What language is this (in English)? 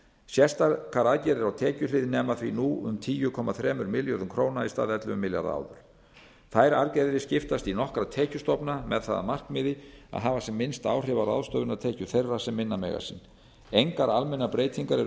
Icelandic